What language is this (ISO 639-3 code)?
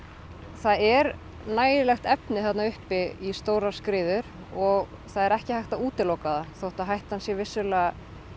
isl